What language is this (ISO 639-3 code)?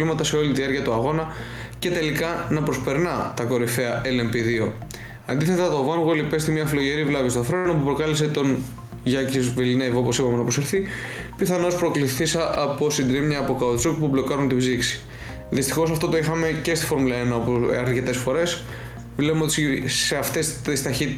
ell